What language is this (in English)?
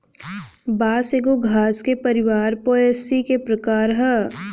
Bhojpuri